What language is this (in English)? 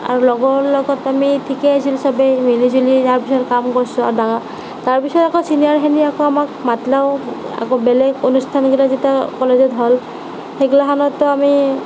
Assamese